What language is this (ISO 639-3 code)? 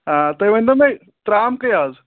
kas